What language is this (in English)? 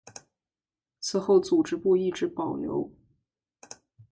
Chinese